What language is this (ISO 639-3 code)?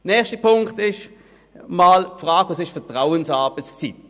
gsw